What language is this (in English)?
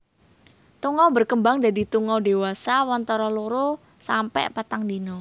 Javanese